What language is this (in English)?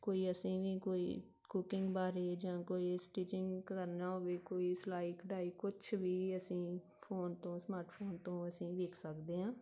Punjabi